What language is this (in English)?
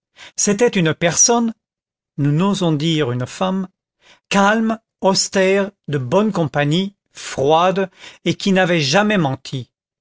French